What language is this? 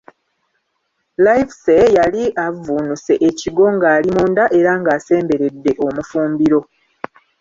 Ganda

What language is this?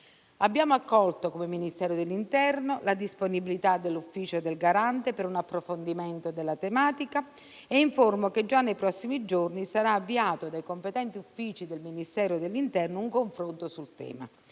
Italian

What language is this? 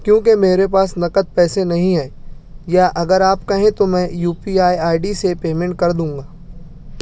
Urdu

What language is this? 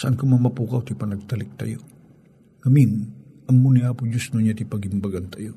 Filipino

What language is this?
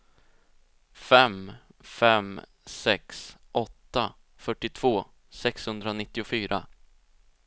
Swedish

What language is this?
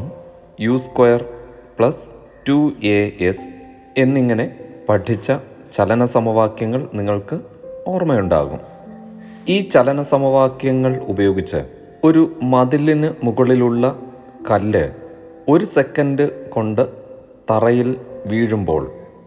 Malayalam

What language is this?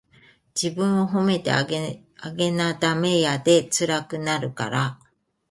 Japanese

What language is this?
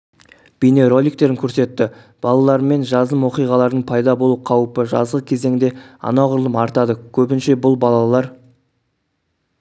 Kazakh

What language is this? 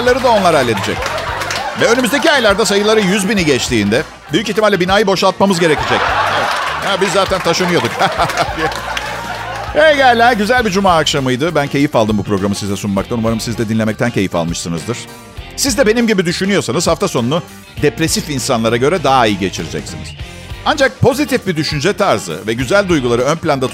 Turkish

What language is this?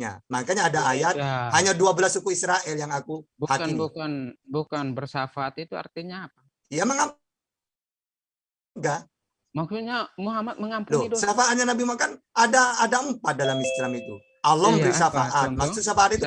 Indonesian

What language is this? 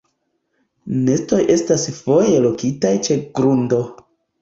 Esperanto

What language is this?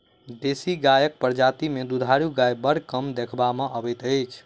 Maithili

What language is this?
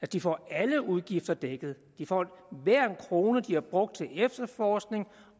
Danish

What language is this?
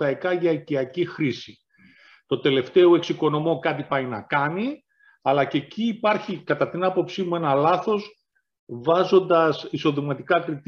Greek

